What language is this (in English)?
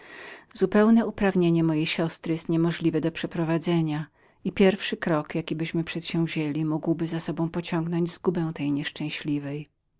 Polish